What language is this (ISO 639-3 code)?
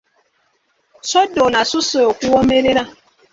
lug